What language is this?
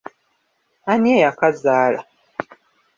Ganda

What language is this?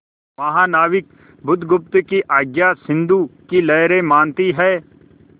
Hindi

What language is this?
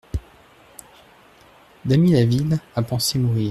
French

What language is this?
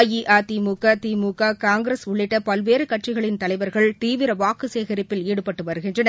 Tamil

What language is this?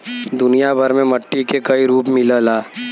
Bhojpuri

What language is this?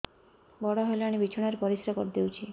Odia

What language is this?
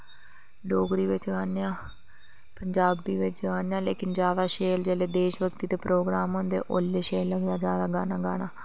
Dogri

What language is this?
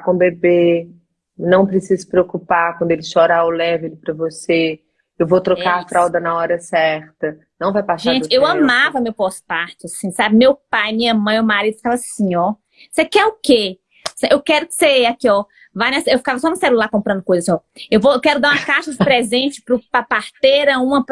Portuguese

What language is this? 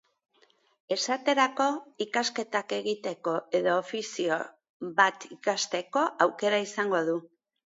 Basque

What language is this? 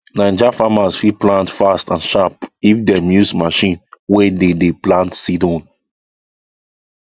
Nigerian Pidgin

